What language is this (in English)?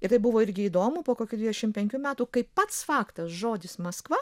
Lithuanian